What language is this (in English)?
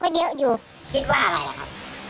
Thai